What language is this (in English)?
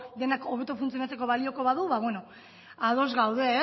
Basque